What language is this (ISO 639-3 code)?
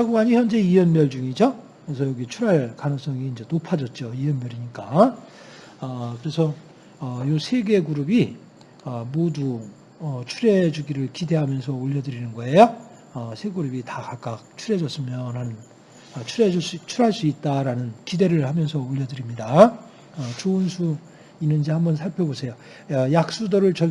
kor